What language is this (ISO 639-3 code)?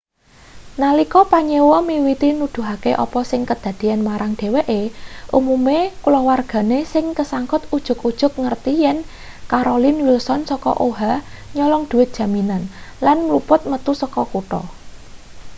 jav